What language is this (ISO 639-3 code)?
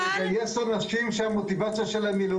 heb